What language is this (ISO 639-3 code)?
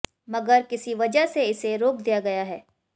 hin